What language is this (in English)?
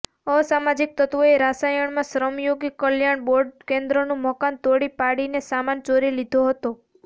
Gujarati